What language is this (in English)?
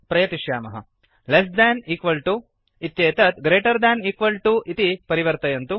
Sanskrit